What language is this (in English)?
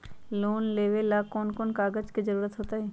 Magahi